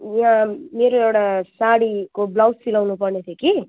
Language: Nepali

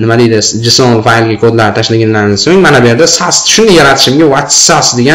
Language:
Turkish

